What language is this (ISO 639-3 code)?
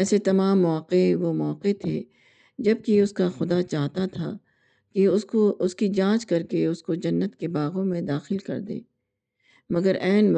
urd